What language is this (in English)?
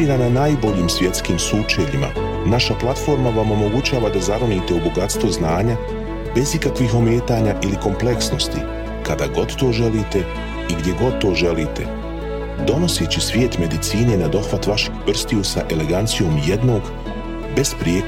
Croatian